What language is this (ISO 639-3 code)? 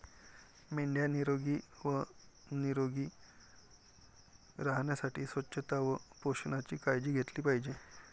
mar